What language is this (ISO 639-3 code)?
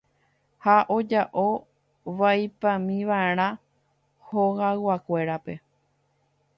grn